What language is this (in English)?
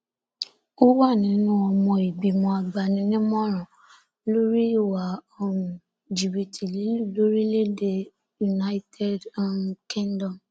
Yoruba